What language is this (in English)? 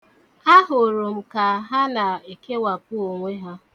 Igbo